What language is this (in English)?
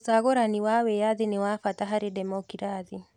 Kikuyu